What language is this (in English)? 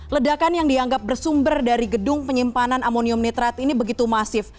Indonesian